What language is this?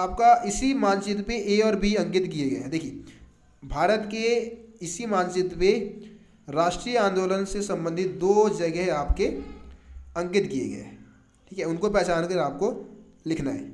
Hindi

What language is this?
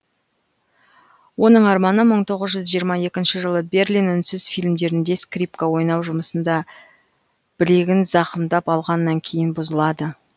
Kazakh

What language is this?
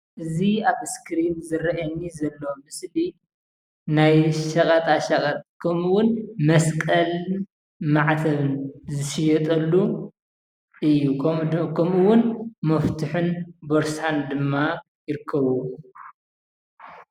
Tigrinya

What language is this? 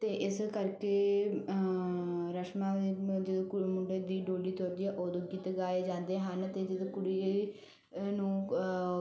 Punjabi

